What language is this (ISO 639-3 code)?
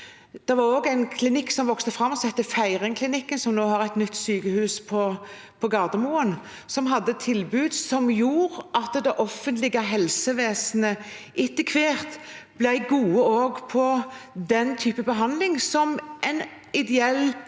nor